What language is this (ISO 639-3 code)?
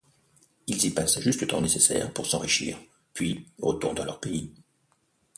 fra